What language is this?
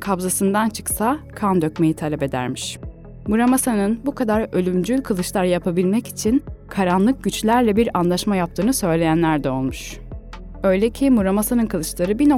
Turkish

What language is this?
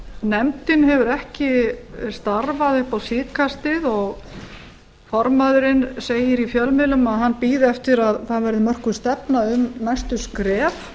Icelandic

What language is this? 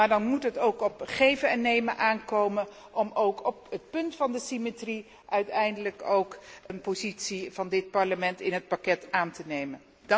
Dutch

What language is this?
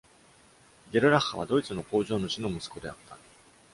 Japanese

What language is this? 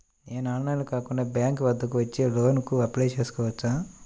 Telugu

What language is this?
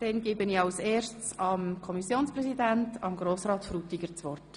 Swiss German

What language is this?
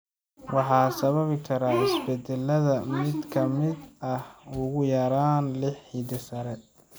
Somali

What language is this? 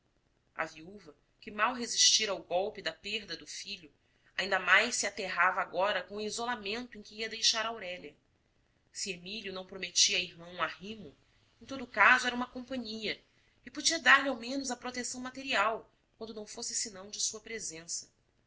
Portuguese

